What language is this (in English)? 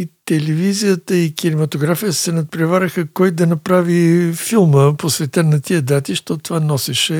Bulgarian